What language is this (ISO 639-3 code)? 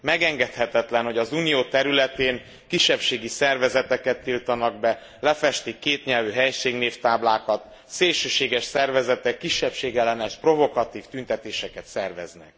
hun